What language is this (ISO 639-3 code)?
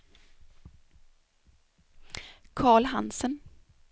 swe